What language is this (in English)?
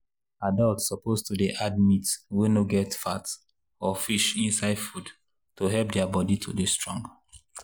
Nigerian Pidgin